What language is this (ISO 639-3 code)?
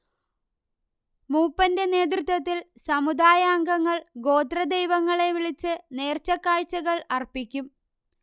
mal